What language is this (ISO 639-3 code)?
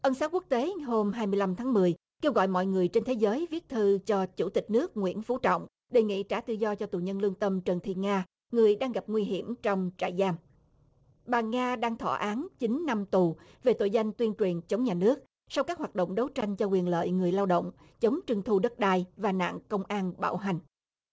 vie